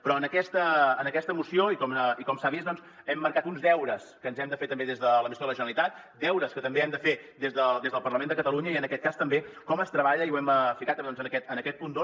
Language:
Catalan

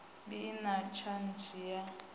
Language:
Venda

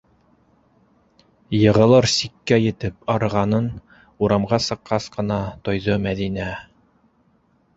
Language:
Bashkir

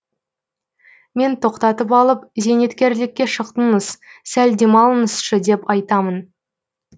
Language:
Kazakh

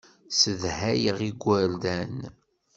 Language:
Kabyle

